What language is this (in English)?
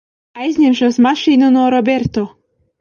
Latvian